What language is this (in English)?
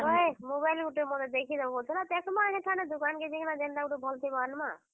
Odia